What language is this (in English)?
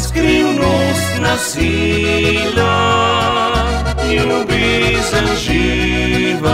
Romanian